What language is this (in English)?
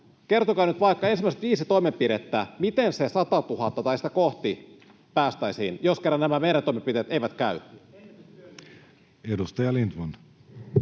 Finnish